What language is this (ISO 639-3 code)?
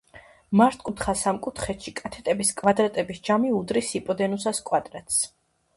kat